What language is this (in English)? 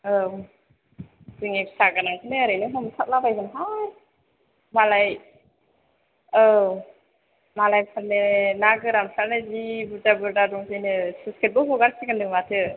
Bodo